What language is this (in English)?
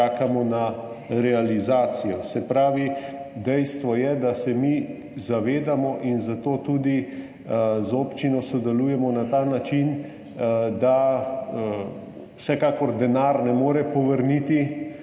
Slovenian